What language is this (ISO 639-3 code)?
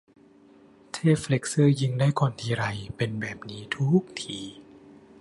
tha